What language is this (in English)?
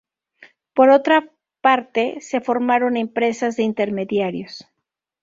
Spanish